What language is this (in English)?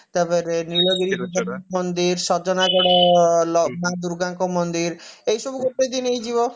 Odia